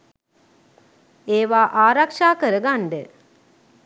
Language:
Sinhala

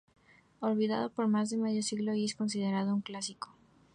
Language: Spanish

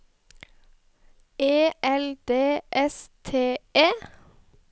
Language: Norwegian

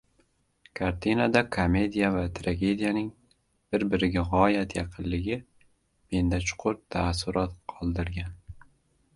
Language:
Uzbek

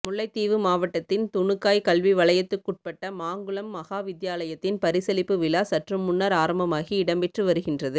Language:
Tamil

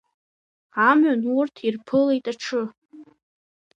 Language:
Abkhazian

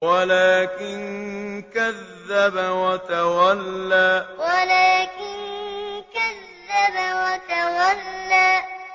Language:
Arabic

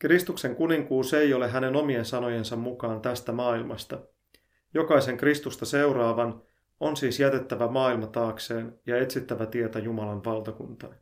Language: Finnish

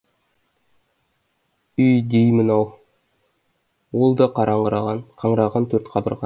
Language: Kazakh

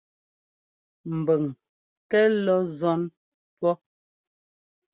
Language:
Ngomba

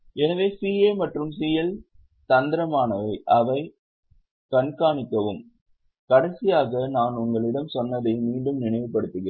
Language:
Tamil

